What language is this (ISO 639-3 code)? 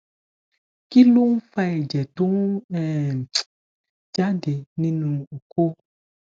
yor